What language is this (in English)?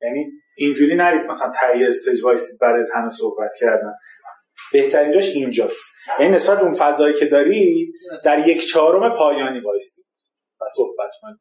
Persian